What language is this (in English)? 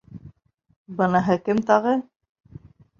Bashkir